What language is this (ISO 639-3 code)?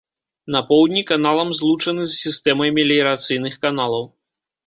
bel